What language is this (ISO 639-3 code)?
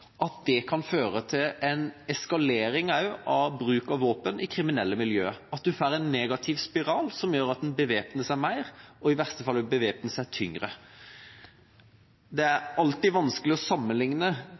nob